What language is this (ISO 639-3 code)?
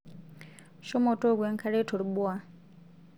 mas